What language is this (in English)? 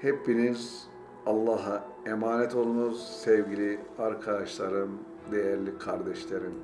Turkish